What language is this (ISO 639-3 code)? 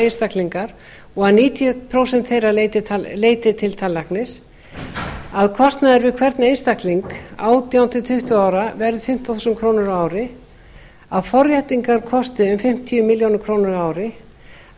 isl